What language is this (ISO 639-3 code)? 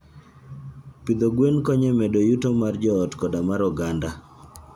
luo